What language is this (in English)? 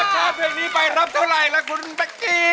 Thai